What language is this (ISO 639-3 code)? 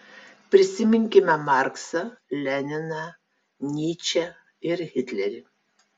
lit